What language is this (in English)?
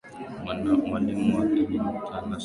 Swahili